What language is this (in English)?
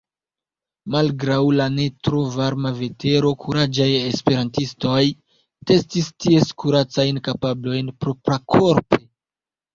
Esperanto